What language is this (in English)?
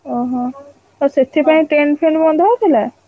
Odia